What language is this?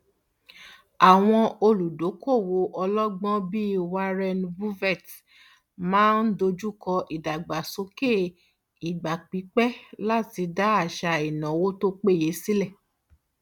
Yoruba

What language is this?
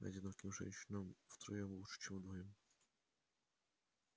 Russian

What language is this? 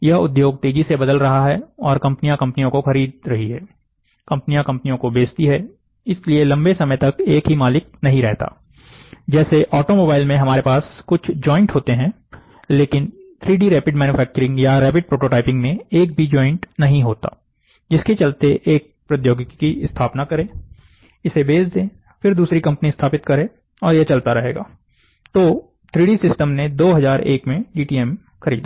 Hindi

